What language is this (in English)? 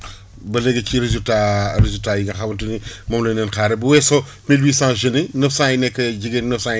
Wolof